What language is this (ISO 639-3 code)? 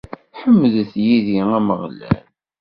kab